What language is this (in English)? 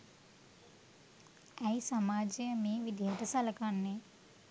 Sinhala